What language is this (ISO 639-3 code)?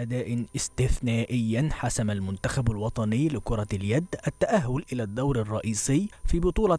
ara